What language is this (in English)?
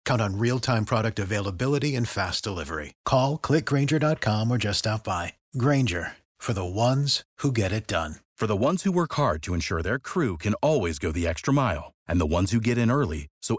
Romanian